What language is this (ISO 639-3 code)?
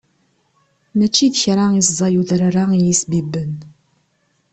kab